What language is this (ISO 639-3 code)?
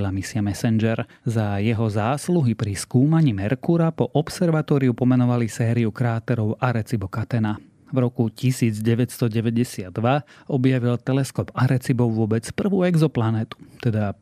slk